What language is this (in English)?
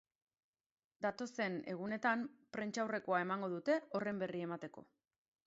Basque